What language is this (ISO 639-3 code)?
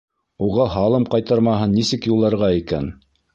bak